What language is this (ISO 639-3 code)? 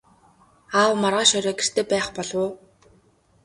mon